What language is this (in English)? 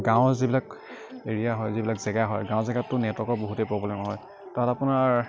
Assamese